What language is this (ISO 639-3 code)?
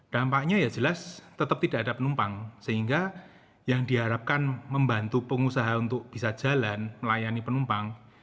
ind